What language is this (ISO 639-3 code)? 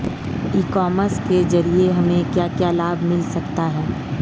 hin